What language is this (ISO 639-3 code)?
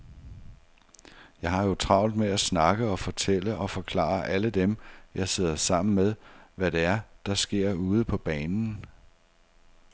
dan